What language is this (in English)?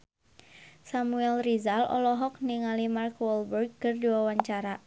Sundanese